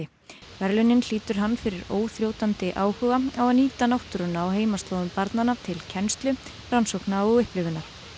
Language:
Icelandic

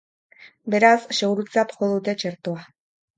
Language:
Basque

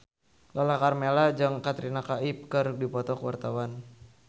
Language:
Sundanese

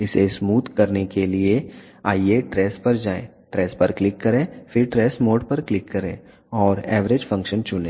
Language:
Hindi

